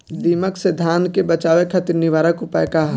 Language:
Bhojpuri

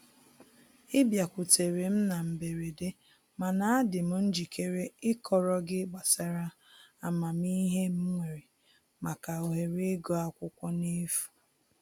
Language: Igbo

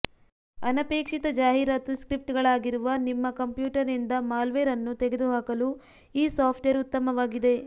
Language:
Kannada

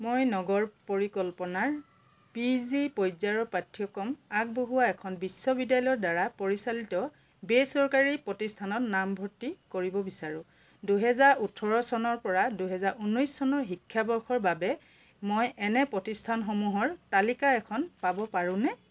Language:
Assamese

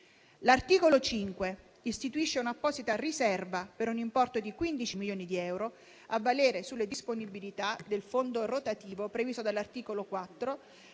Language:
Italian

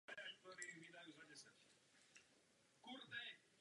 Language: Czech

